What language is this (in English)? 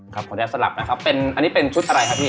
Thai